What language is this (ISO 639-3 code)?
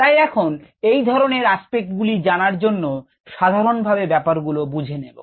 ben